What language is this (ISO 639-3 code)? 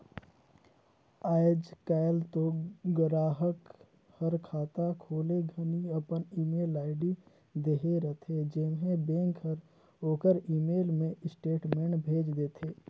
hne